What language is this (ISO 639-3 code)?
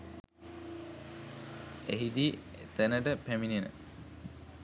sin